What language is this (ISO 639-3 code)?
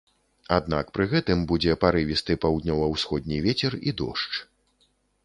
bel